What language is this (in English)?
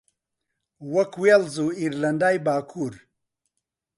Central Kurdish